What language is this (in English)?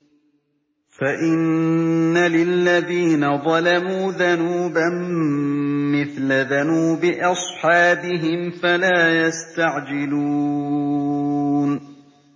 Arabic